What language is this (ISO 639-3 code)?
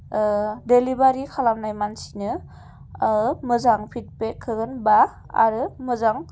brx